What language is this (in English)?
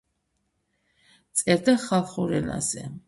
Georgian